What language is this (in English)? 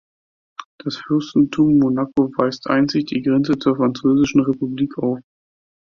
German